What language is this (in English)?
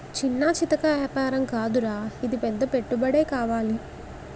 Telugu